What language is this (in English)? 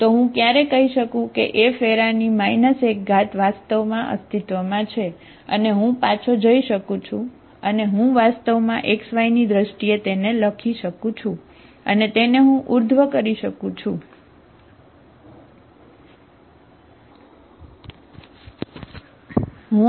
Gujarati